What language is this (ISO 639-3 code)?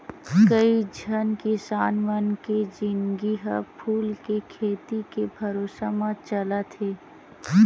hne